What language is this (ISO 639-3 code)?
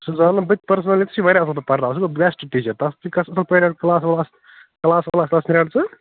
kas